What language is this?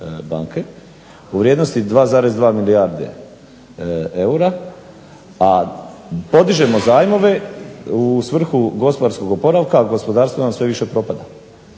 Croatian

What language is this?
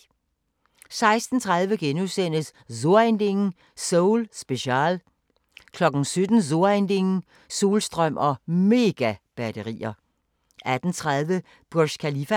Danish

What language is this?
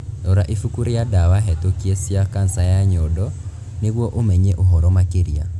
Kikuyu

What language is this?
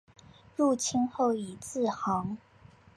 Chinese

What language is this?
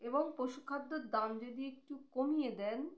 Bangla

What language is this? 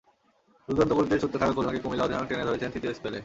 Bangla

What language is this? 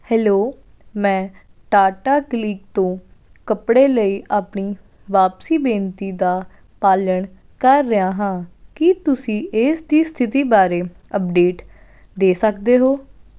Punjabi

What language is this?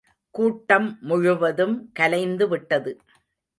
Tamil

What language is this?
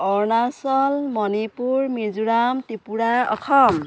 Assamese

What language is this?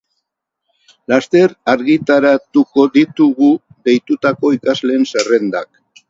Basque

